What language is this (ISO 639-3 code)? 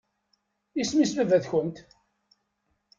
kab